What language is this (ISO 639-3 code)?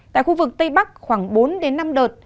vie